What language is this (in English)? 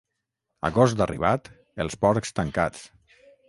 Catalan